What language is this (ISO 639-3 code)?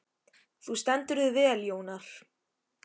isl